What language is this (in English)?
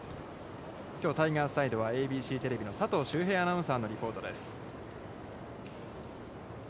Japanese